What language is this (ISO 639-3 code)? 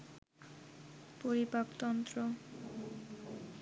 ben